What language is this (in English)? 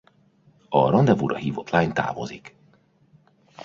Hungarian